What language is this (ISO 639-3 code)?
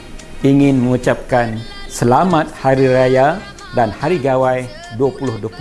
msa